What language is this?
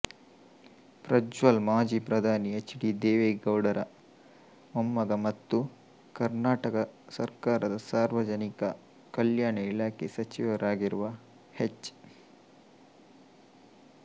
Kannada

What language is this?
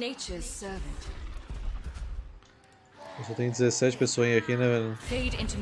Portuguese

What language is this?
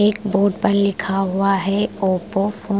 Hindi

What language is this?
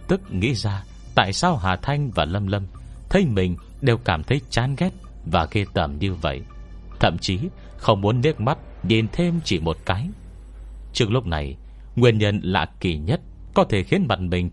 Vietnamese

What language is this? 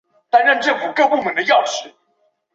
Chinese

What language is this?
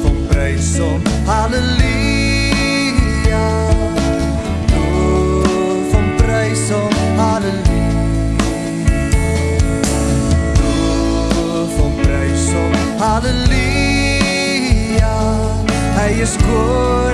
Dutch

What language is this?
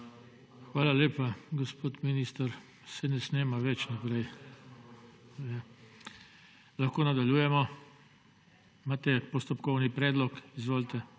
Slovenian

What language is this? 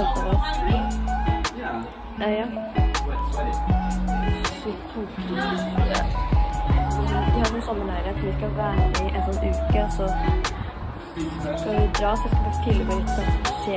Norwegian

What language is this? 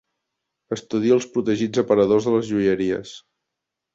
Catalan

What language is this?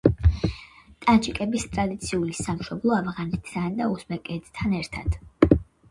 Georgian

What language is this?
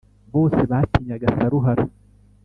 Kinyarwanda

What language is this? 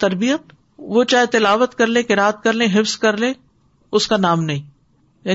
Urdu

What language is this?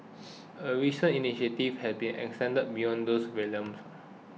English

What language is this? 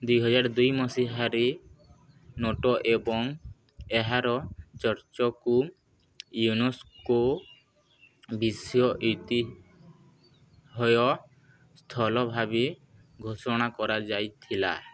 Odia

